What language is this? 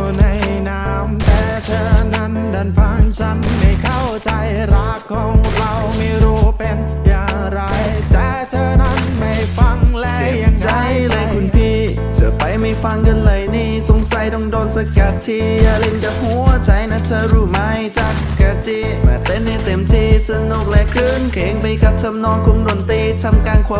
Thai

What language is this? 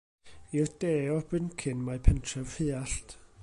Welsh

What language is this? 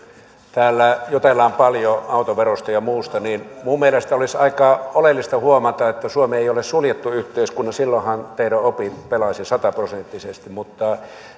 Finnish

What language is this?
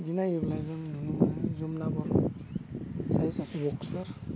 Bodo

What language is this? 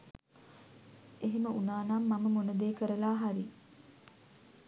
Sinhala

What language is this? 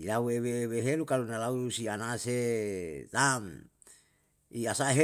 Yalahatan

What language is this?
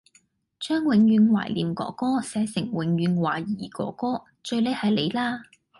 Cantonese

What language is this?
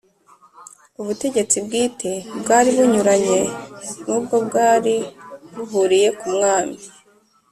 Kinyarwanda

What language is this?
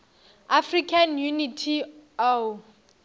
Northern Sotho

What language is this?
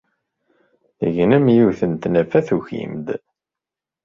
Kabyle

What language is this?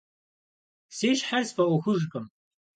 Kabardian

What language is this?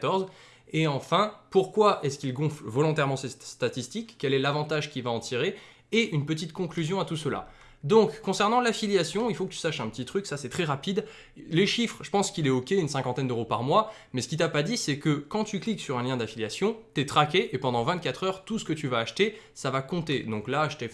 French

